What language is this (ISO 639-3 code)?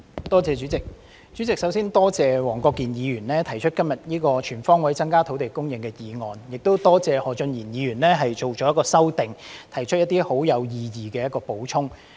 yue